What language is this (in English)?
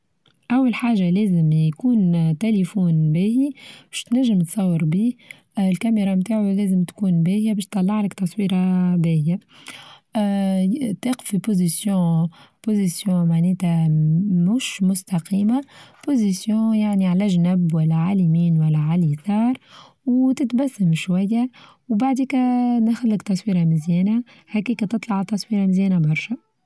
Tunisian Arabic